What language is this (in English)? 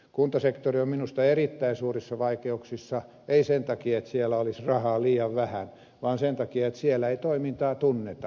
Finnish